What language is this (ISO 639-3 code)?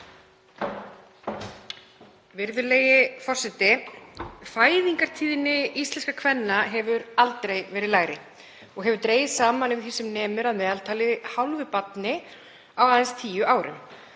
isl